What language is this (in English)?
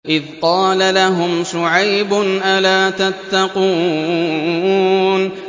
Arabic